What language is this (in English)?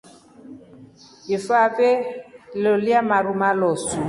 Rombo